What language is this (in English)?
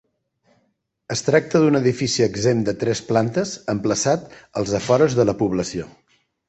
Catalan